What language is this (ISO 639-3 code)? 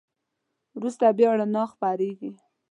pus